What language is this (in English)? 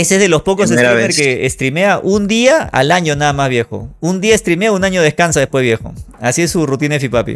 Spanish